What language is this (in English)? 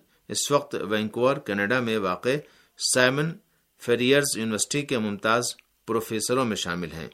Urdu